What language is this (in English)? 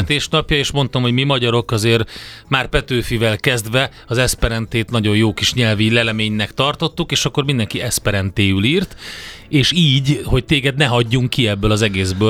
Hungarian